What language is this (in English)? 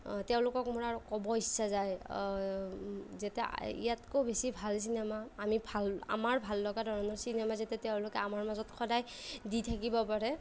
Assamese